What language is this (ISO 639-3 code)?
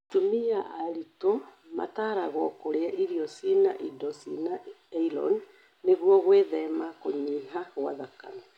kik